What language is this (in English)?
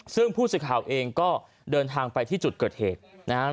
Thai